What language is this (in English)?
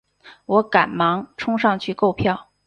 Chinese